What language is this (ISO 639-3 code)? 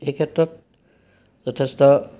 asm